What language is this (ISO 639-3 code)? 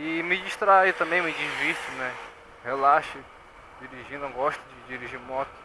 por